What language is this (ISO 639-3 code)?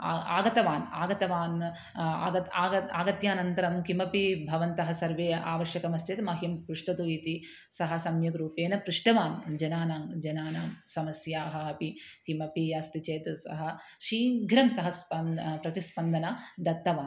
san